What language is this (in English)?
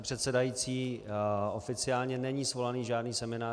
Czech